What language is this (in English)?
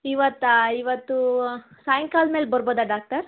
Kannada